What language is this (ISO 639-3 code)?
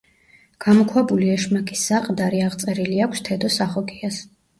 kat